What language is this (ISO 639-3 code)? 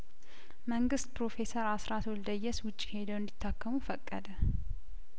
amh